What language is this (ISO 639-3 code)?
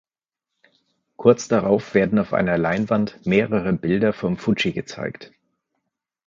deu